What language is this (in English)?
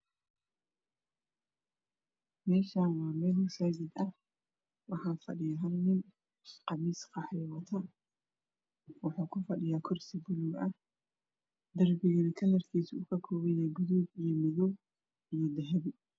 Somali